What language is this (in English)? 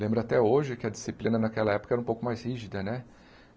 Portuguese